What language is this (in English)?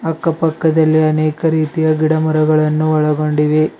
Kannada